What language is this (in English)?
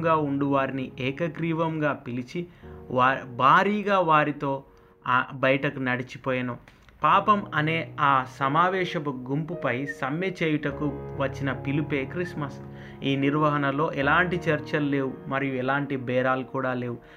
Telugu